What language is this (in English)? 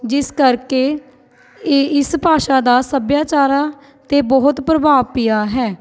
Punjabi